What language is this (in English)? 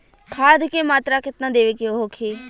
Bhojpuri